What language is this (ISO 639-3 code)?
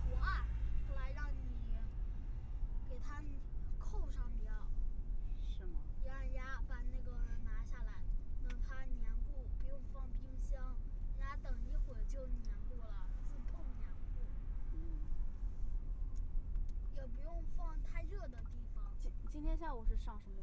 zho